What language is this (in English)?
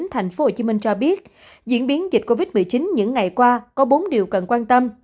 Vietnamese